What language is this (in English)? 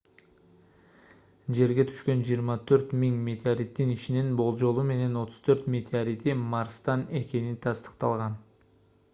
Kyrgyz